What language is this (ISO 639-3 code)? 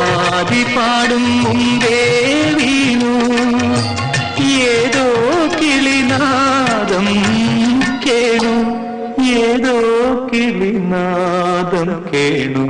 mal